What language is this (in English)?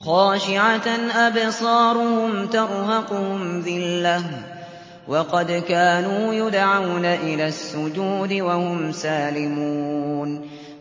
Arabic